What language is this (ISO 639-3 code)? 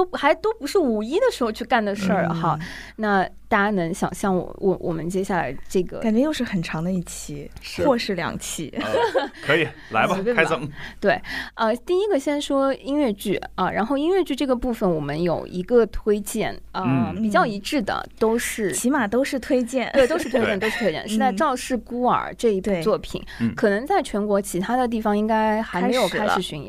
zho